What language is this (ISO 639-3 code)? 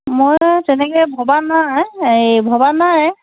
asm